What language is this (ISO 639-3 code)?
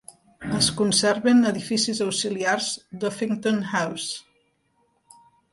cat